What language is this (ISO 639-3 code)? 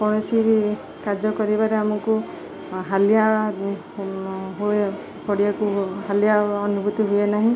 ori